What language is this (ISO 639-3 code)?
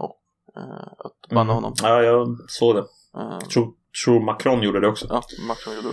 swe